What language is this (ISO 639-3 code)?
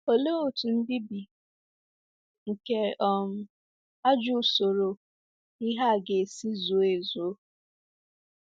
ibo